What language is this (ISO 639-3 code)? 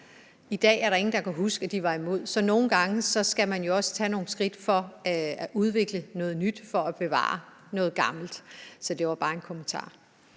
dan